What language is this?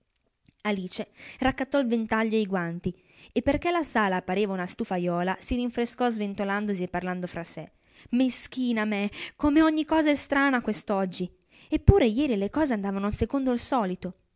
Italian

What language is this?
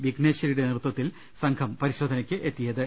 Malayalam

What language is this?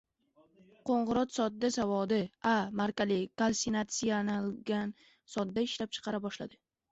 Uzbek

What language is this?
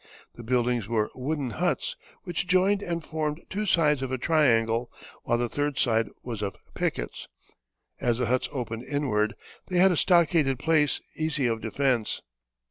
English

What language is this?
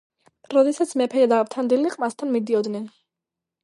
Georgian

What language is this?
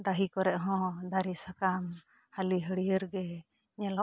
Santali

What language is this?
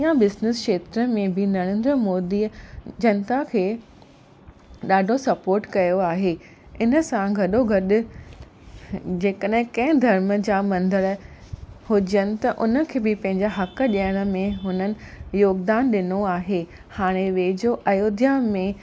Sindhi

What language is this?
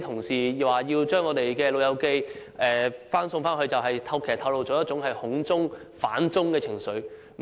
Cantonese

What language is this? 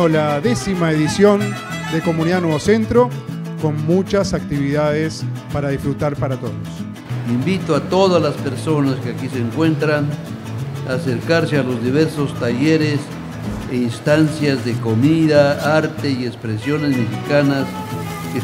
Spanish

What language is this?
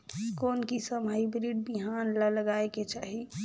Chhattisgarhi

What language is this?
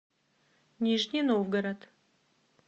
Russian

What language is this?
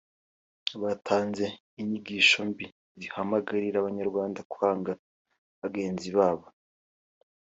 Kinyarwanda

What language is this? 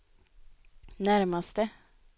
Swedish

